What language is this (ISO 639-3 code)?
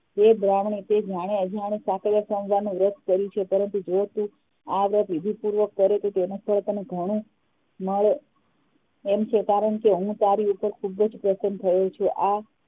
guj